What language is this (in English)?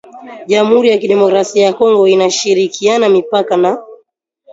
Swahili